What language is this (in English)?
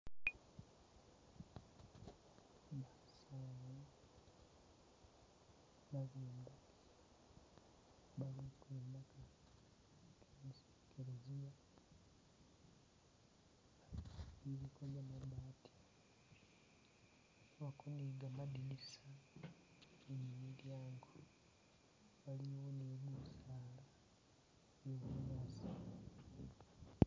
Masaaba